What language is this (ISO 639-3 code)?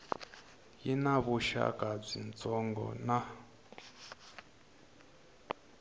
tso